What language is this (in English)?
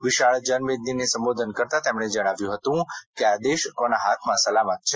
Gujarati